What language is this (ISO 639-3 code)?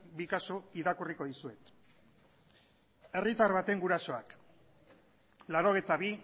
eus